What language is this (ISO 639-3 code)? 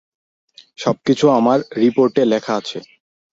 ben